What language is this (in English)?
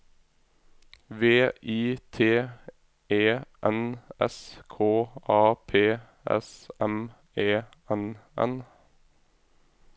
Norwegian